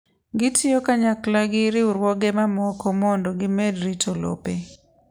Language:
Luo (Kenya and Tanzania)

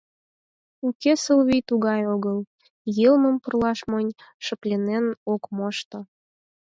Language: Mari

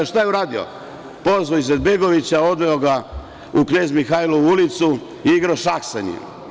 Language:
Serbian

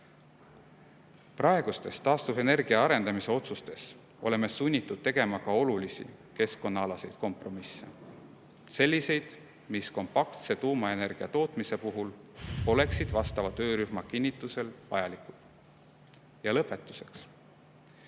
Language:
Estonian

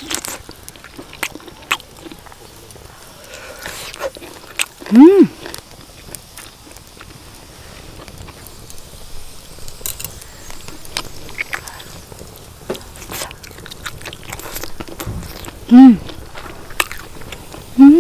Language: Korean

